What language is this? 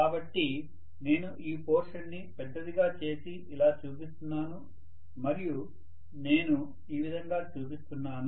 Telugu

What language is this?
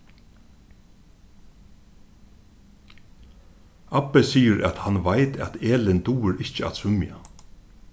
Faroese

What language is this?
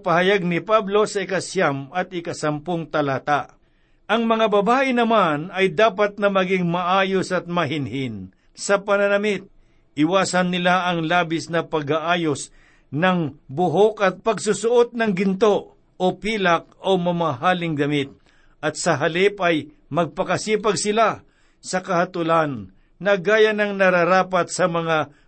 Filipino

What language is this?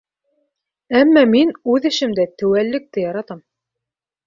Bashkir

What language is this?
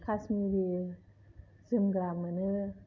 Bodo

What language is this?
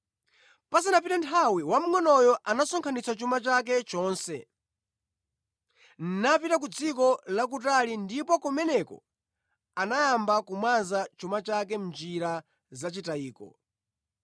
Nyanja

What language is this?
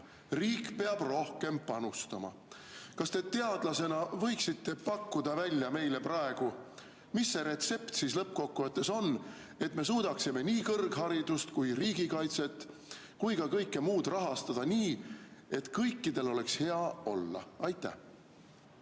Estonian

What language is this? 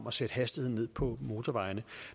Danish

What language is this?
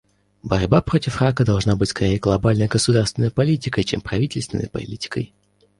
Russian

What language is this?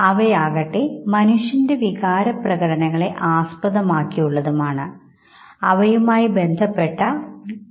Malayalam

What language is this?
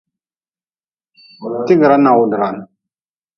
Nawdm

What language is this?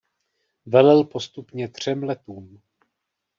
Czech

